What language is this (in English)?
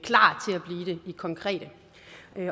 Danish